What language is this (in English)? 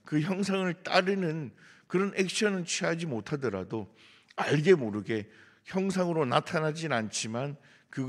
Korean